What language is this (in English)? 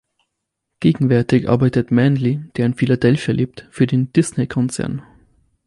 German